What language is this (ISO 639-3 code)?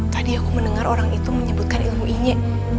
ind